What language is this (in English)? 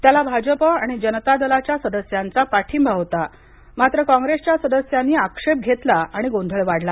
Marathi